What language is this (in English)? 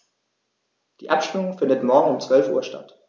German